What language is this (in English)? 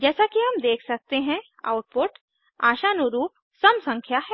Hindi